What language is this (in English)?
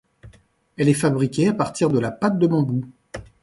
French